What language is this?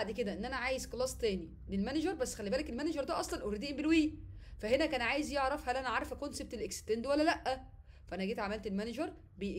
Arabic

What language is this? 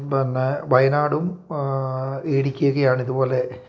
Malayalam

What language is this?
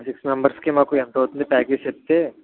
Telugu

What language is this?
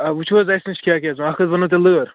Kashmiri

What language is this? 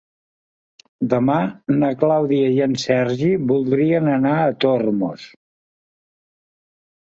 Catalan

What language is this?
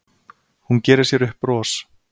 Icelandic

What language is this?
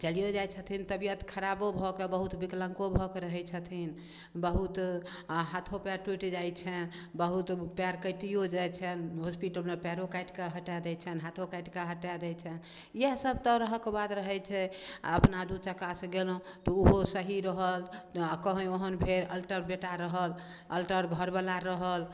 Maithili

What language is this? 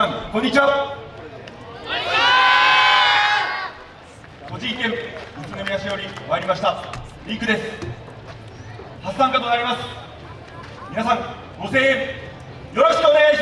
Japanese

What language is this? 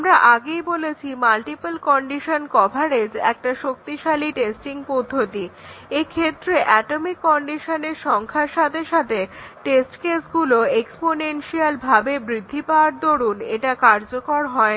Bangla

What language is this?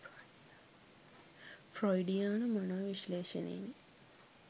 Sinhala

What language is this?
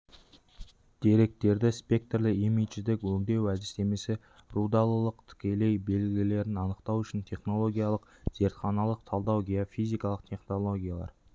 Kazakh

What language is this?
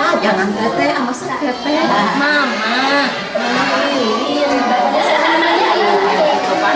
Indonesian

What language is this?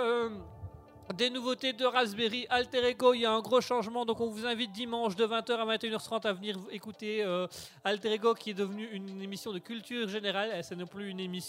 French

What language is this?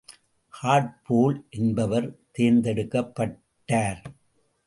Tamil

